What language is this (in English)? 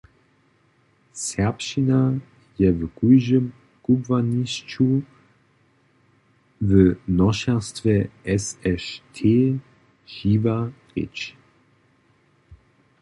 Upper Sorbian